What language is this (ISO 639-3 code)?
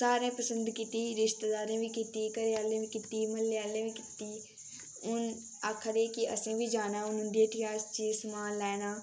doi